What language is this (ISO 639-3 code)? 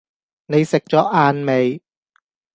yue